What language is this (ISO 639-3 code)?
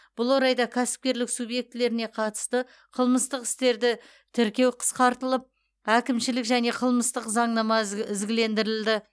kaz